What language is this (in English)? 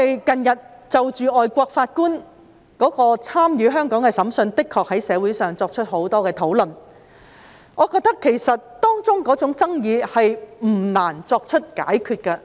Cantonese